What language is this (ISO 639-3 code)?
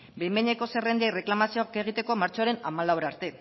eus